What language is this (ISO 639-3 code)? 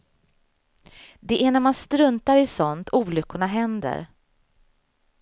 swe